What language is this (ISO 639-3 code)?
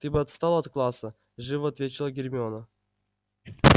rus